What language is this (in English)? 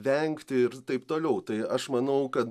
Lithuanian